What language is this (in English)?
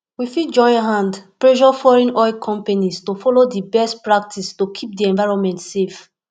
Nigerian Pidgin